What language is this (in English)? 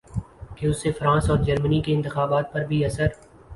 Urdu